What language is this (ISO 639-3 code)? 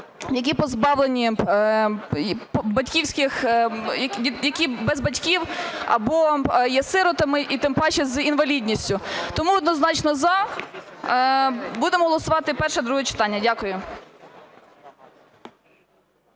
ukr